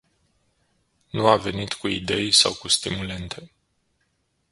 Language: Romanian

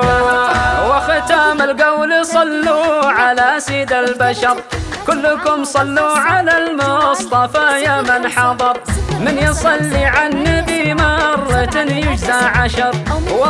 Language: Arabic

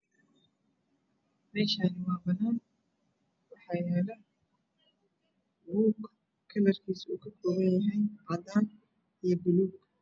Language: Somali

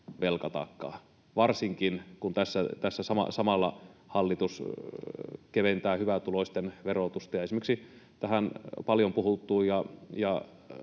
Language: Finnish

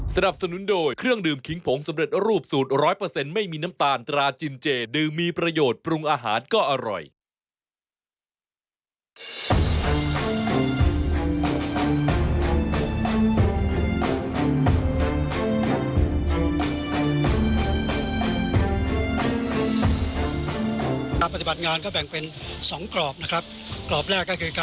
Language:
Thai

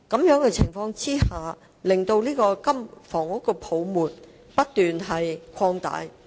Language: Cantonese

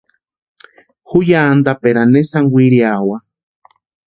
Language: Western Highland Purepecha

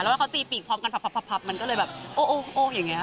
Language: Thai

